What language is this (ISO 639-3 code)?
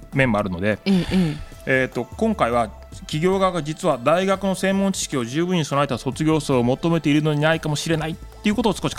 jpn